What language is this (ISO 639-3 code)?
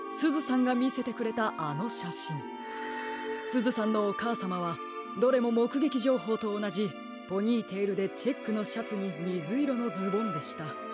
jpn